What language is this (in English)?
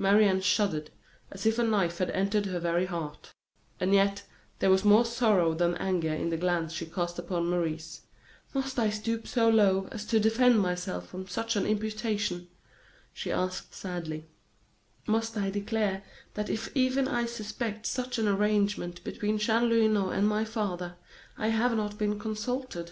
English